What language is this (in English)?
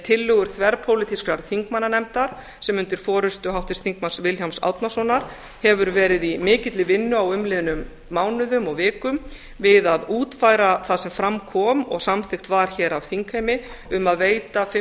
Icelandic